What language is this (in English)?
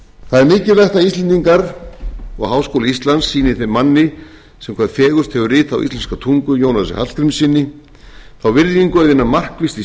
Icelandic